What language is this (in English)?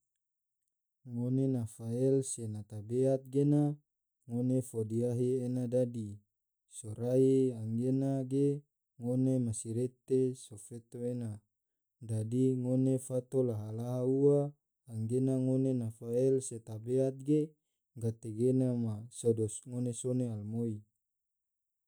Tidore